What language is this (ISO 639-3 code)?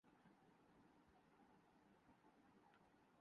urd